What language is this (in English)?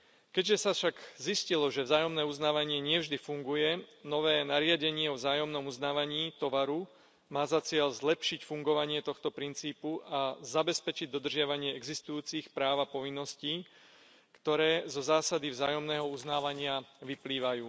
Slovak